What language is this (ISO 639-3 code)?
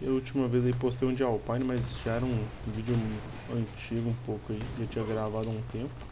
por